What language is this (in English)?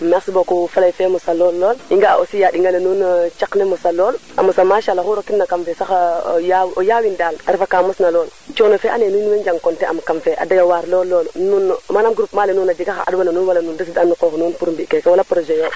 Serer